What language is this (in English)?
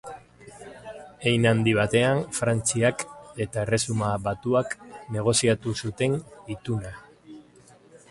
Basque